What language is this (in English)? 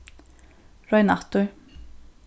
Faroese